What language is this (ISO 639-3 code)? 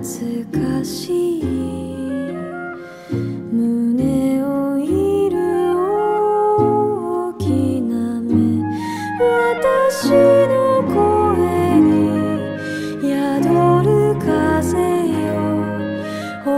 kor